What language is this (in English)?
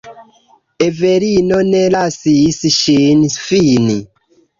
Esperanto